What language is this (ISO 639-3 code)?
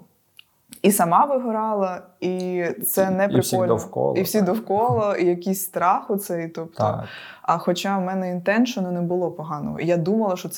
ukr